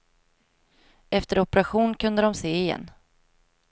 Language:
Swedish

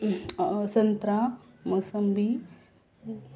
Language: Marathi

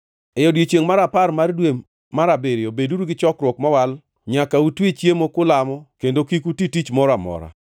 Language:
Luo (Kenya and Tanzania)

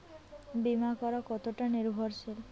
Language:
Bangla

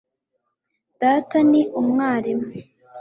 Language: Kinyarwanda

